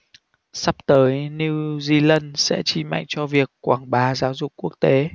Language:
Vietnamese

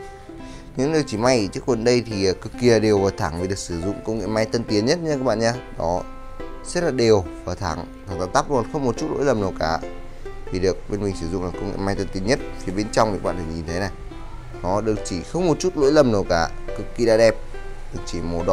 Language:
Vietnamese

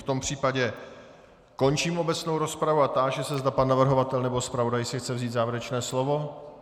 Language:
Czech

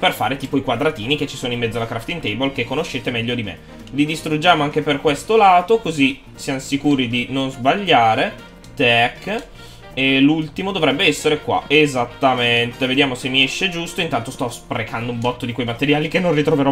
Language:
Italian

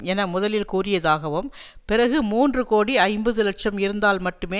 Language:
Tamil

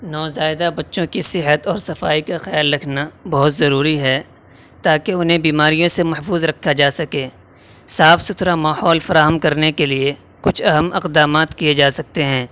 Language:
Urdu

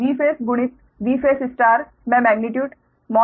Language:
Hindi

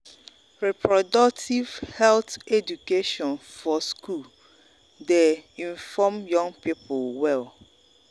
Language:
Nigerian Pidgin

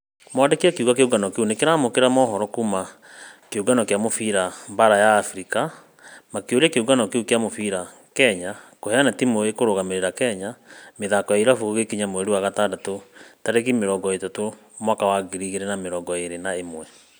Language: Kikuyu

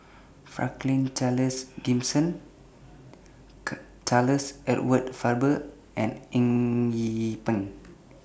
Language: English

